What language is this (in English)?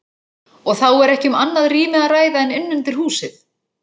Icelandic